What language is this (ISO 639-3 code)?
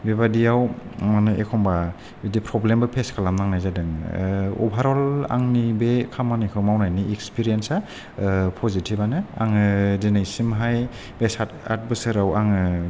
brx